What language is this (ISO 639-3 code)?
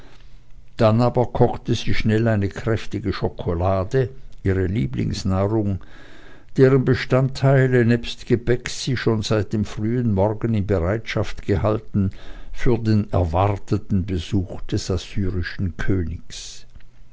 deu